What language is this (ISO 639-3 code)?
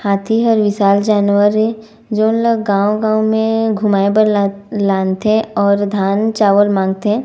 hne